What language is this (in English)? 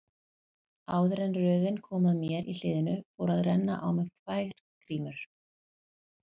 Icelandic